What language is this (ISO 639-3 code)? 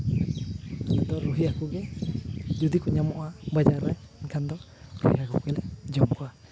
sat